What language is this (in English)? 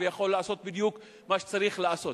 Hebrew